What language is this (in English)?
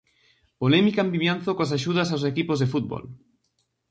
Galician